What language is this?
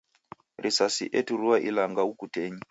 Taita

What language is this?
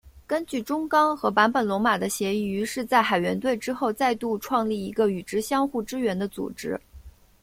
Chinese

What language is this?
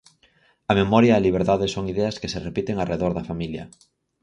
Galician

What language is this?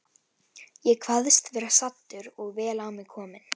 Icelandic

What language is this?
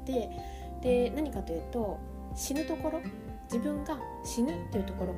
Japanese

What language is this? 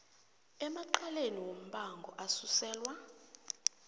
South Ndebele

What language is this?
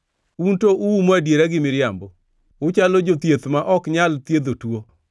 Luo (Kenya and Tanzania)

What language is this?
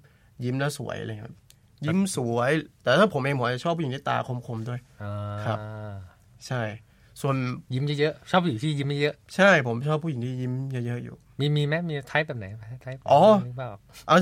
Thai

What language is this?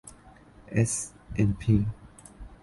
Thai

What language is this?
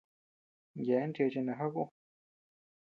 Tepeuxila Cuicatec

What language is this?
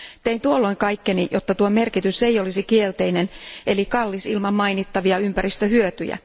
Finnish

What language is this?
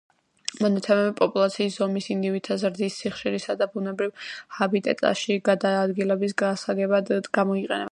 Georgian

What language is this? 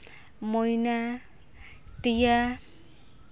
Santali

